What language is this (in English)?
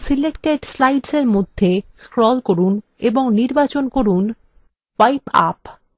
Bangla